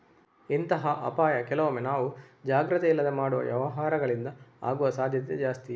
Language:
Kannada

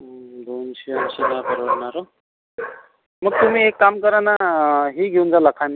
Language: Marathi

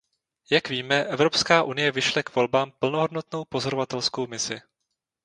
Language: Czech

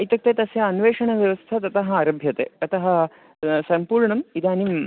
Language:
Sanskrit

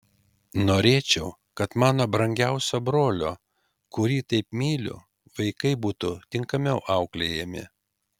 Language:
Lithuanian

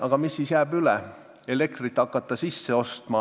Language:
Estonian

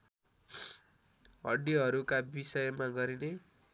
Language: Nepali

